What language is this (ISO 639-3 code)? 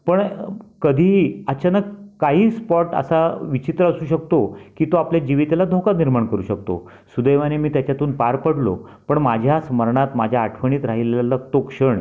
mar